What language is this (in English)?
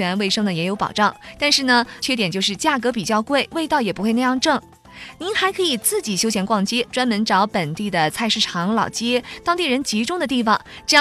Chinese